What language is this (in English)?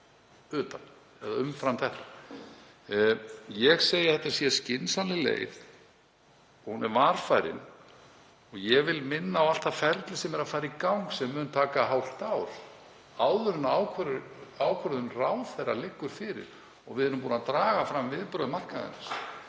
Icelandic